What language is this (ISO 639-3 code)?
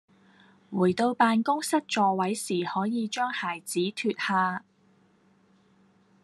yue